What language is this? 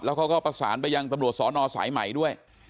Thai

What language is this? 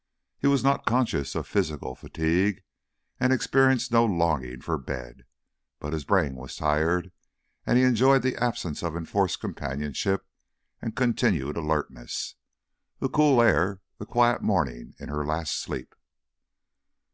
English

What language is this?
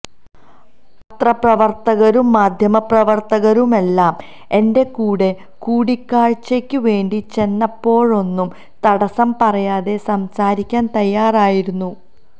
Malayalam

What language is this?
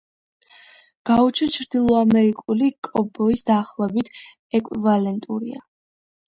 Georgian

